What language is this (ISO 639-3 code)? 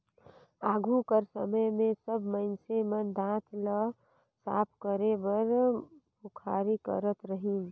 hne